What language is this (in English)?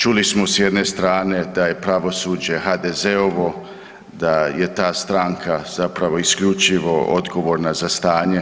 Croatian